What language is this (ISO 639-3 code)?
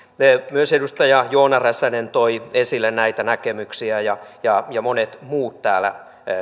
fin